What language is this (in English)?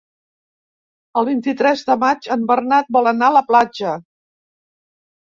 Catalan